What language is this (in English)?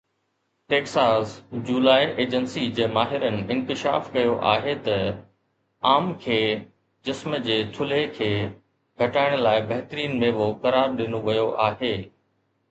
Sindhi